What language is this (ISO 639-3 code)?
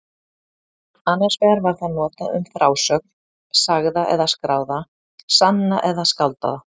isl